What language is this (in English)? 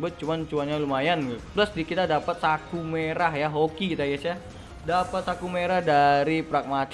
Indonesian